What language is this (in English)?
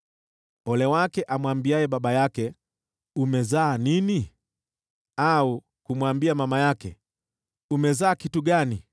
Swahili